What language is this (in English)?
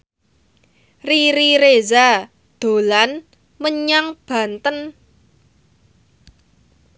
Javanese